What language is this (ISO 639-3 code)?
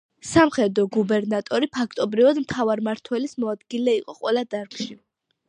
kat